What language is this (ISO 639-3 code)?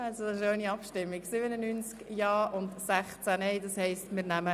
gsw